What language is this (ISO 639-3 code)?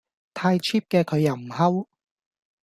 yue